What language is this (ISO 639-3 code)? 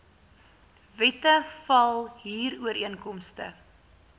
afr